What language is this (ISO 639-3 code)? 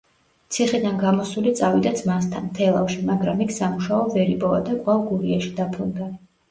kat